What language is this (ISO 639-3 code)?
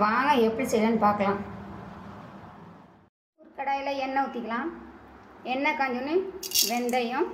tam